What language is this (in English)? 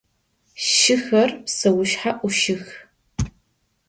Adyghe